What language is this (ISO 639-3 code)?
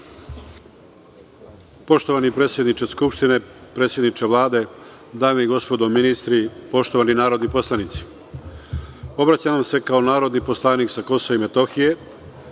srp